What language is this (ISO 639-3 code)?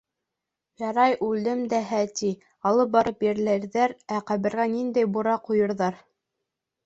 bak